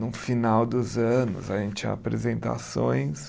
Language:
Portuguese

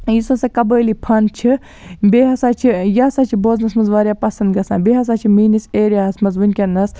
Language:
Kashmiri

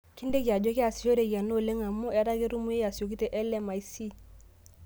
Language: Masai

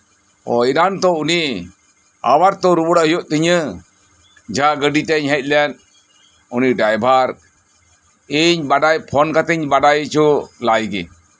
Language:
Santali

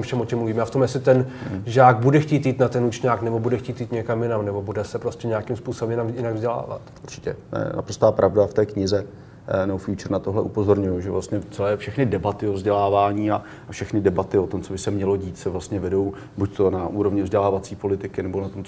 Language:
Czech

